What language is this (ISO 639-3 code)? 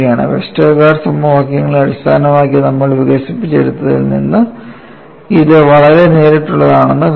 mal